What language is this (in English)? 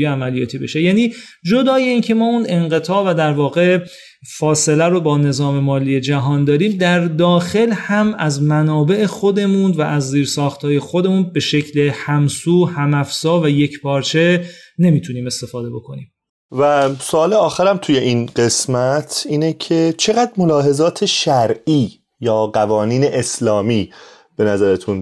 Persian